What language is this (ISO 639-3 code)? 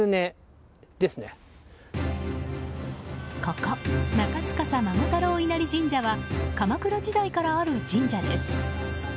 jpn